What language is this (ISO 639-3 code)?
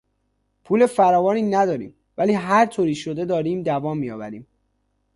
fas